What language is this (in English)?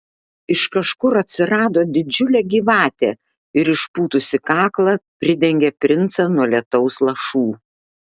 Lithuanian